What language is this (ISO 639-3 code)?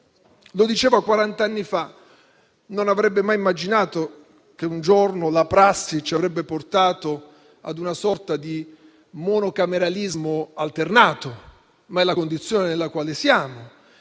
ita